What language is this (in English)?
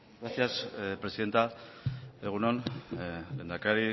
Basque